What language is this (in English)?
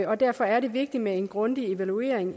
Danish